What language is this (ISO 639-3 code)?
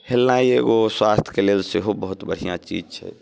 mai